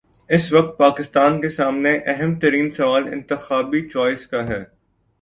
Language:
Urdu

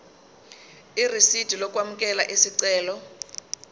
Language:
Zulu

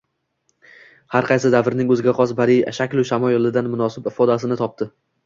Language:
Uzbek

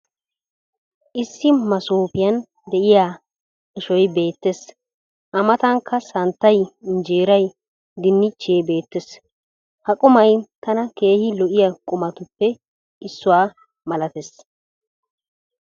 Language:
Wolaytta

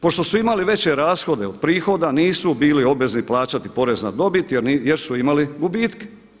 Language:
Croatian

